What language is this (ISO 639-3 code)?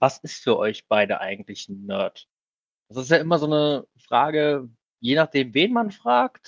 deu